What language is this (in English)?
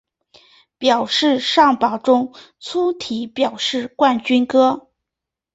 Chinese